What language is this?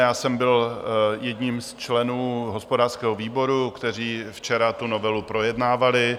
Czech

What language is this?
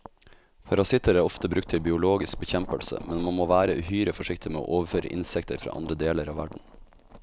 Norwegian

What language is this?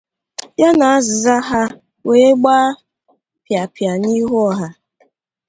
Igbo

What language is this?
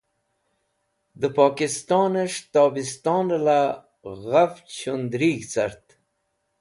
Wakhi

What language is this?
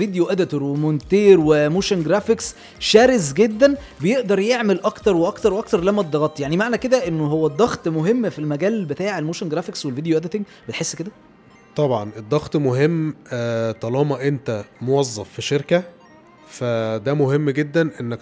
Arabic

